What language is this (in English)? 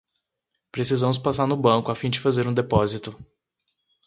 Portuguese